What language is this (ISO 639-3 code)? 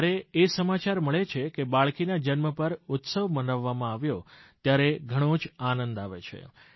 guj